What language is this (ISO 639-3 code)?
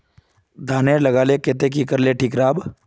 mag